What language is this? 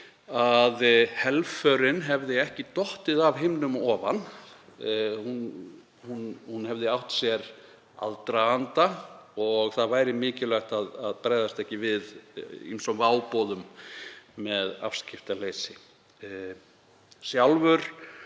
Icelandic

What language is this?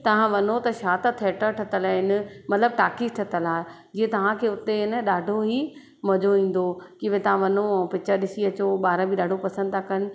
Sindhi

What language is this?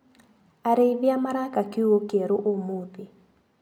Kikuyu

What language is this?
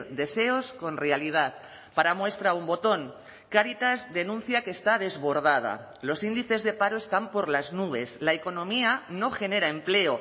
Spanish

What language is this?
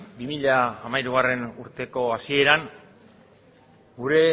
Basque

